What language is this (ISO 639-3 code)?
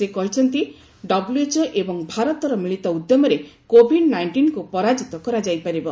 ori